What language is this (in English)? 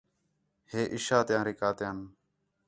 Khetrani